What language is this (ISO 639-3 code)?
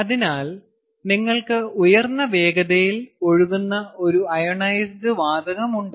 mal